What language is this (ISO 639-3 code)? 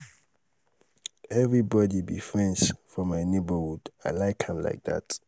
pcm